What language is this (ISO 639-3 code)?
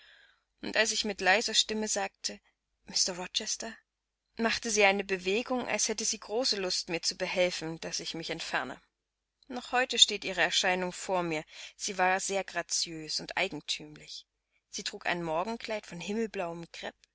deu